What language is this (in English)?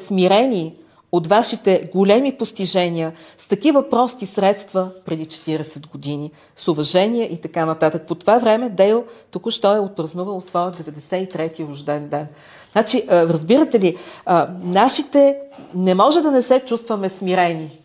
Bulgarian